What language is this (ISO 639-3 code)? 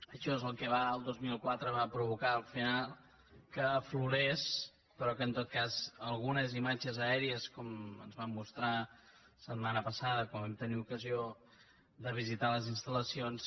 cat